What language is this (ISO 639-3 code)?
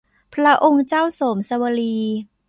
tha